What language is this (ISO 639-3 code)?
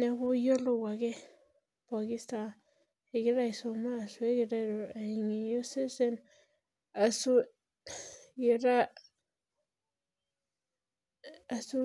mas